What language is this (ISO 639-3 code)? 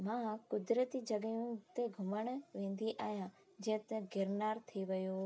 snd